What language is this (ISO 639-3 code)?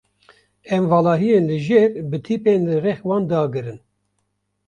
kur